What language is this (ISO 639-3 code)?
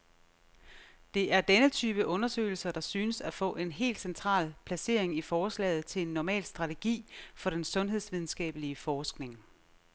dan